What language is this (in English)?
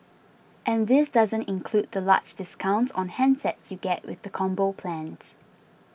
English